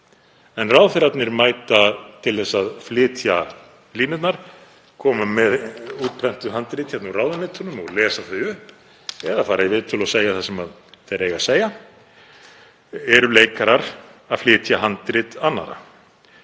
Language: Icelandic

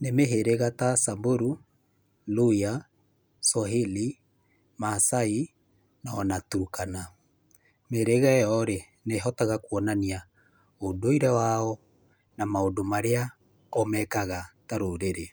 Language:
Kikuyu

